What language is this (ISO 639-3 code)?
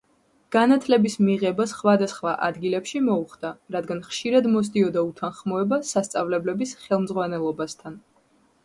kat